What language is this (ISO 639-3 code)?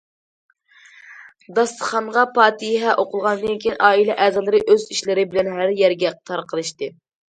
uig